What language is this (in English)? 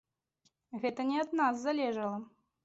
Belarusian